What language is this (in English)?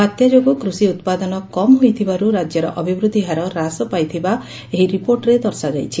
Odia